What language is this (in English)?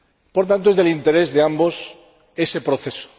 Spanish